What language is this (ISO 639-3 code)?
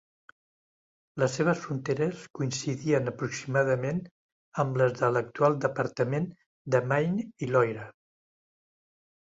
cat